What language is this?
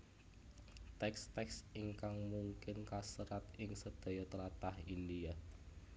Javanese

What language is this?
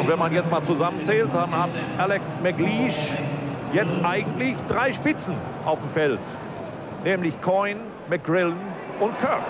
German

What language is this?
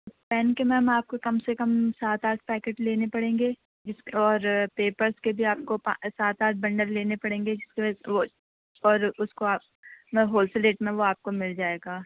Urdu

